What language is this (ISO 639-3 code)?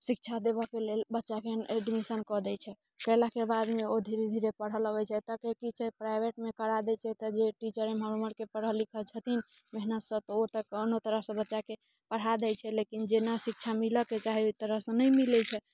mai